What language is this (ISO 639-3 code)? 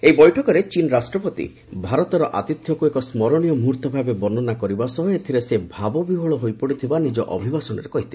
ori